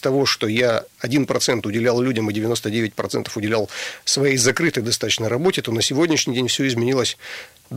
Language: Russian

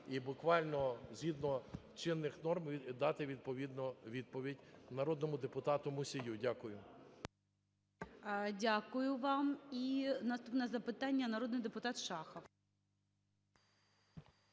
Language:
Ukrainian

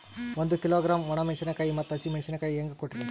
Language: Kannada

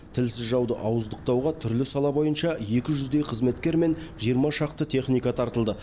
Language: Kazakh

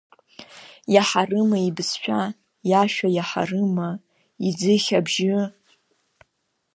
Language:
Abkhazian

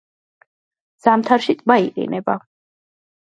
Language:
Georgian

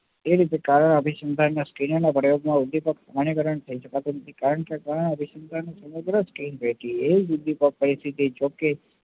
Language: Gujarati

